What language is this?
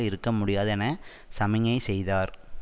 Tamil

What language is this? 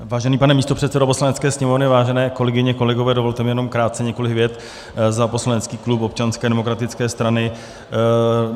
Czech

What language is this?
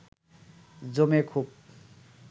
Bangla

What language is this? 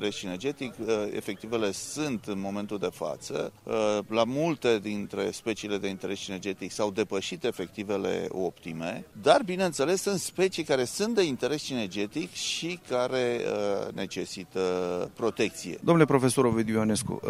Romanian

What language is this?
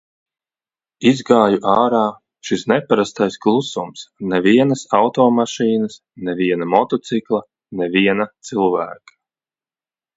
Latvian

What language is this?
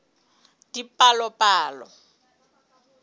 Southern Sotho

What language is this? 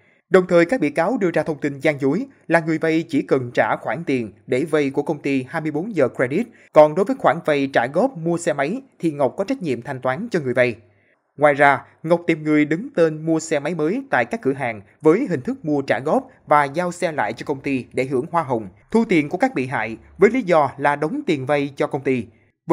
Vietnamese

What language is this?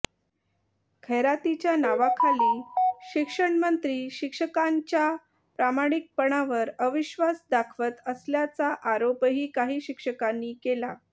Marathi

